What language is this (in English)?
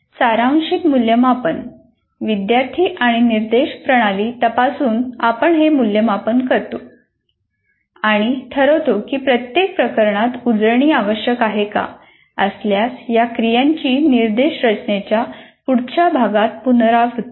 Marathi